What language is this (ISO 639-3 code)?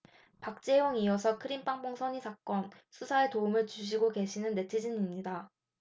kor